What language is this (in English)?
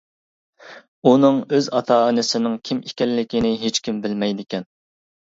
Uyghur